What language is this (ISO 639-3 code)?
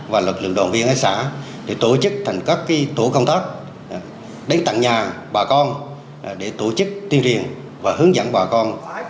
vie